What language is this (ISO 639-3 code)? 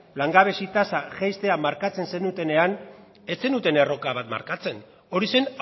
eus